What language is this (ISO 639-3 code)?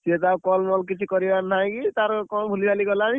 ori